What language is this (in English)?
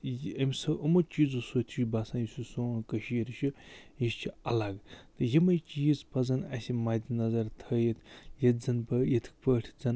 Kashmiri